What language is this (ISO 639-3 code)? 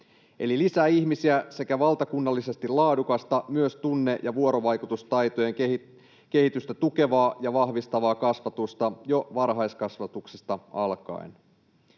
fin